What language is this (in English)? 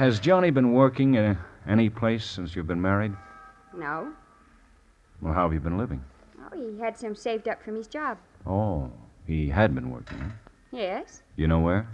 English